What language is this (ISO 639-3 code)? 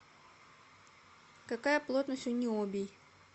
rus